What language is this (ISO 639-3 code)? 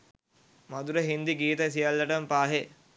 sin